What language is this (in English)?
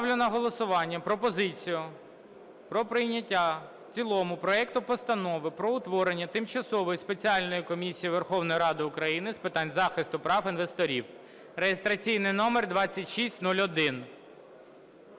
Ukrainian